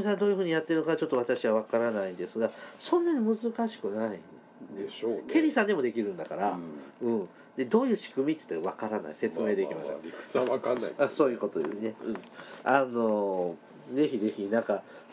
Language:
Japanese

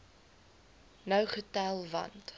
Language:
Afrikaans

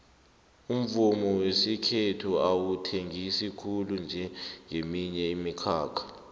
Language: South Ndebele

